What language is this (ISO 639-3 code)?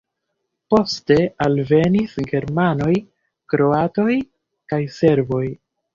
epo